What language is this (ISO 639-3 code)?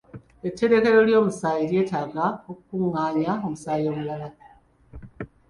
lug